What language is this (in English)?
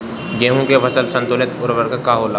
Bhojpuri